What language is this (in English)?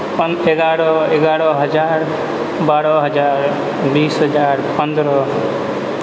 Maithili